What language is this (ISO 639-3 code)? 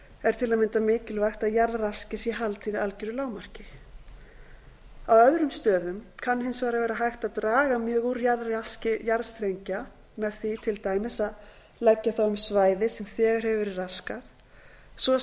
isl